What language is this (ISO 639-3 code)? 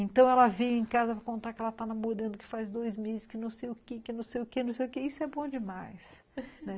por